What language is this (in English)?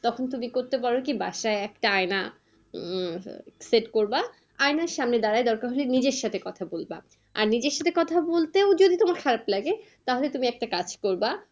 Bangla